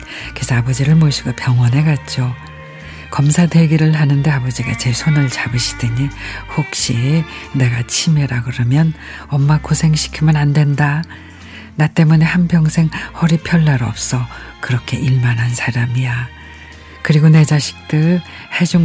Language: Korean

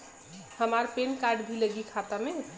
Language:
Bhojpuri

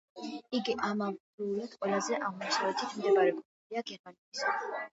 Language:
Georgian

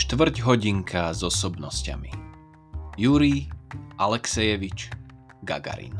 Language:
Slovak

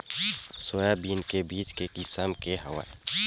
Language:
Chhattisgarhi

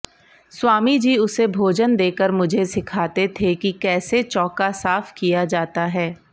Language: Sanskrit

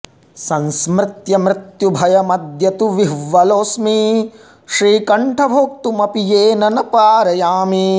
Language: Sanskrit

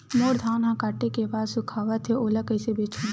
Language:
Chhattisgarhi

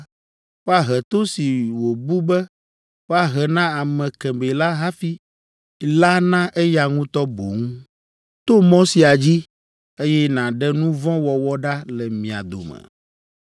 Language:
Ewe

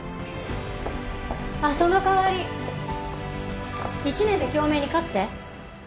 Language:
Japanese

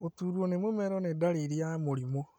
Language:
Kikuyu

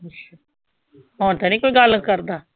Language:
Punjabi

